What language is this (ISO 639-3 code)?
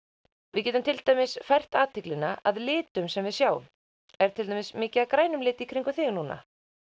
isl